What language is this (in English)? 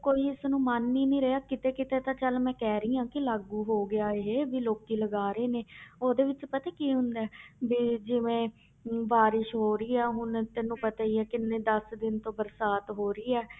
Punjabi